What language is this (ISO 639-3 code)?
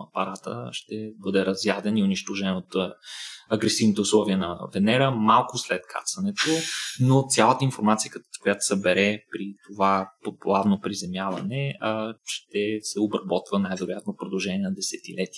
bul